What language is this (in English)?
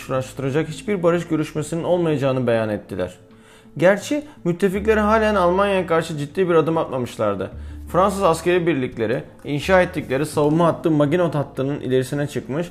Turkish